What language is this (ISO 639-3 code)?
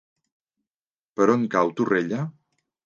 cat